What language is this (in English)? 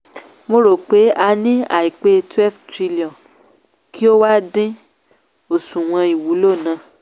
Yoruba